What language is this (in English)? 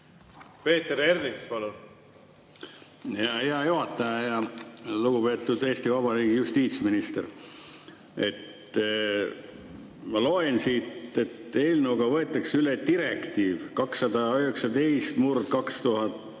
Estonian